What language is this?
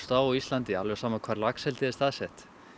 Icelandic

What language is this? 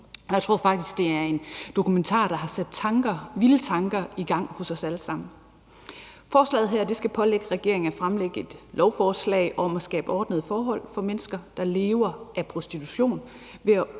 Danish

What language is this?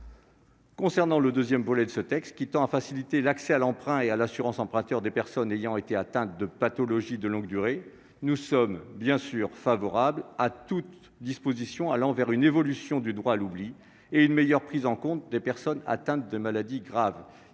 French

